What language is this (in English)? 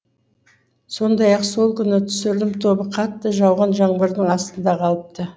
Kazakh